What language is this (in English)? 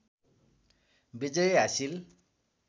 Nepali